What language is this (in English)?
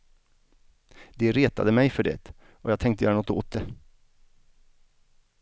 Swedish